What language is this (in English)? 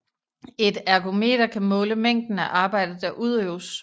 Danish